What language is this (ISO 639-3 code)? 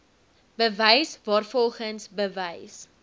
afr